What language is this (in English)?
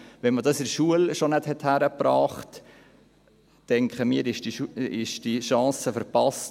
Swiss German